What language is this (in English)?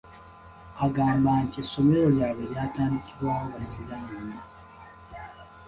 Ganda